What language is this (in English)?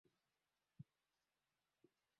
Swahili